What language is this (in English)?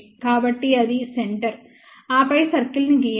Telugu